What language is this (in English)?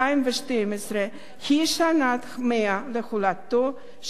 Hebrew